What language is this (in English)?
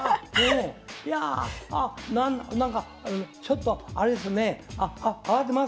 Japanese